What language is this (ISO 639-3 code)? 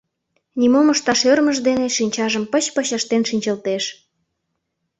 chm